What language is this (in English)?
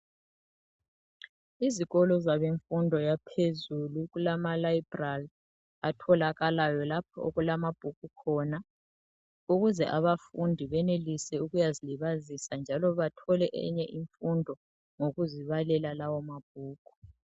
North Ndebele